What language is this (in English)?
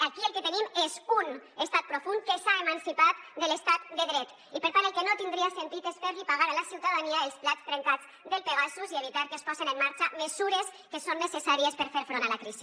Catalan